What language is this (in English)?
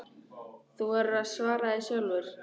Icelandic